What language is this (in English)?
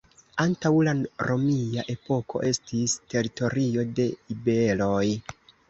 Esperanto